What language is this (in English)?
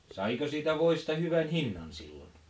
Finnish